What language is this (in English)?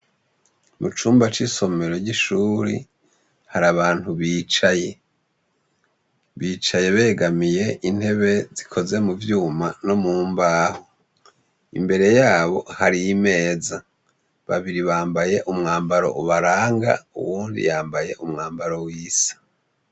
Rundi